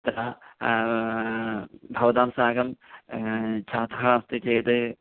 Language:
Sanskrit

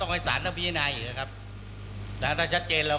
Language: Thai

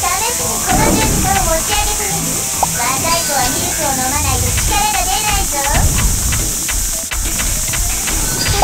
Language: Japanese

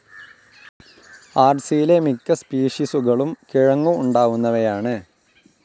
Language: Malayalam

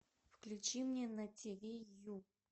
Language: Russian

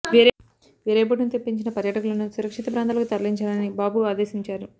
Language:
Telugu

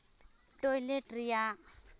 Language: Santali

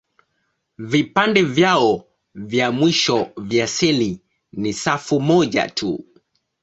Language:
Swahili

